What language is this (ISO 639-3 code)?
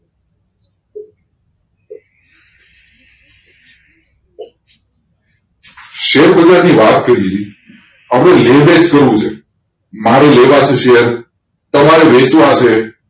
guj